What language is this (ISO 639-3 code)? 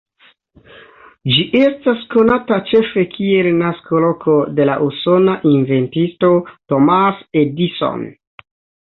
epo